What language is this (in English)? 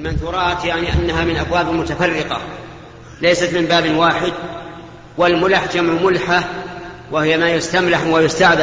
Arabic